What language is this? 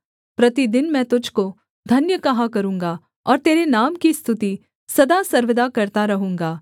Hindi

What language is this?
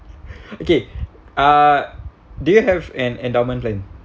English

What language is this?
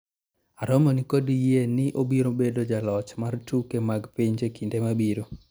Luo (Kenya and Tanzania)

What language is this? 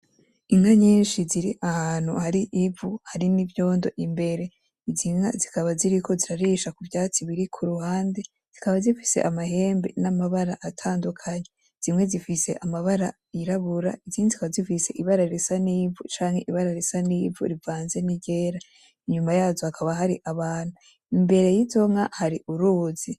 Rundi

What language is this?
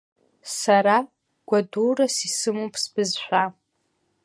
Abkhazian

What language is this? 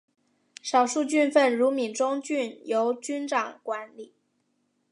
Chinese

